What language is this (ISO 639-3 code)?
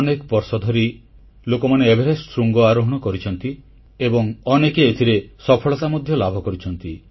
ori